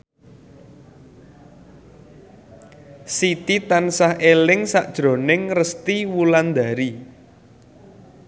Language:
Javanese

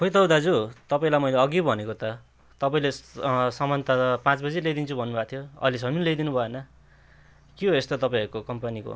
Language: Nepali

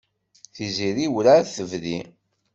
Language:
Kabyle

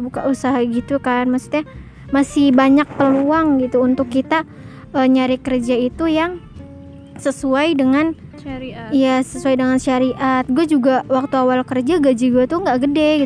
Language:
Indonesian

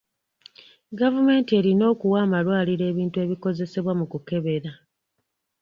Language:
Ganda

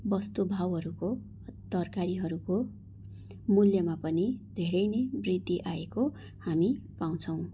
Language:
Nepali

